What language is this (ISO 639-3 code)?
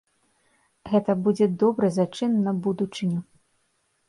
bel